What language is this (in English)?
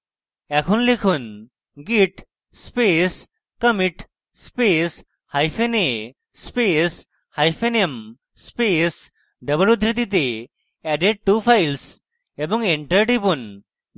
Bangla